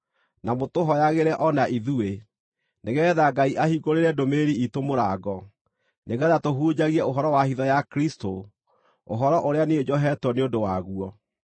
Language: Kikuyu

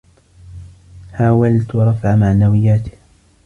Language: Arabic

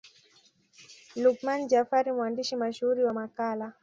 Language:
Swahili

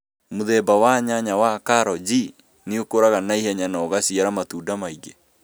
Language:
Kikuyu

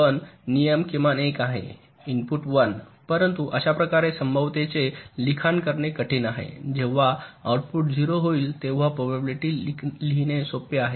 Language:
Marathi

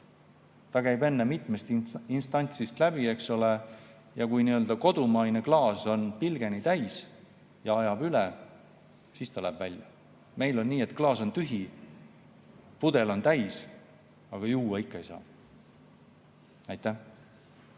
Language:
Estonian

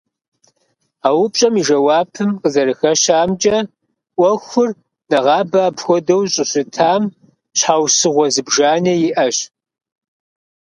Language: Kabardian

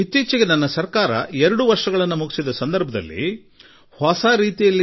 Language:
Kannada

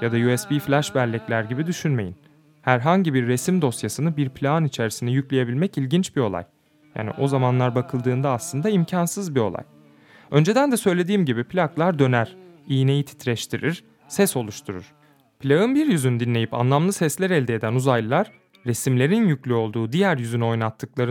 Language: Turkish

